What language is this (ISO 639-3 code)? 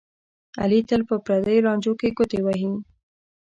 pus